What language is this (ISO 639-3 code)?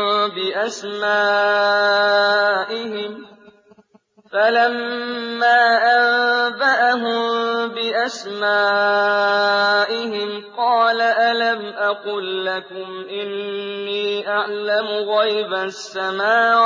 ara